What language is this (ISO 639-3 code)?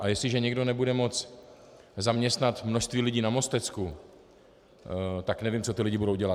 ces